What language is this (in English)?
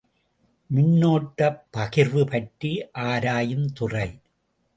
Tamil